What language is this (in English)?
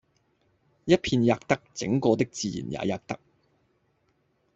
Cantonese